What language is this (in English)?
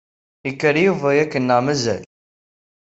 Kabyle